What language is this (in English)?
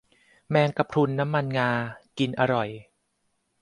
Thai